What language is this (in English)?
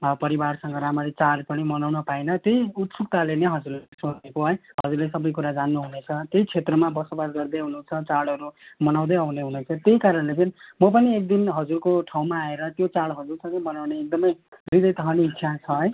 Nepali